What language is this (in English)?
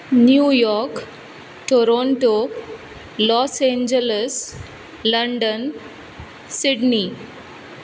Konkani